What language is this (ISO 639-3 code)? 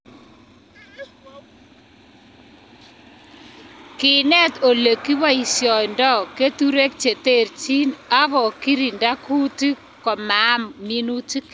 kln